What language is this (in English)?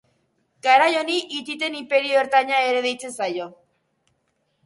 Basque